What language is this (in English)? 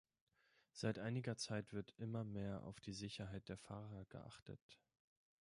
German